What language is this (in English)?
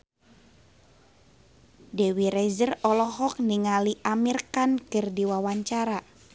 Sundanese